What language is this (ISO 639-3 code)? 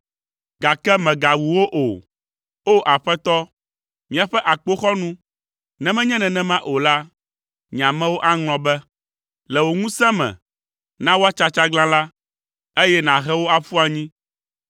ewe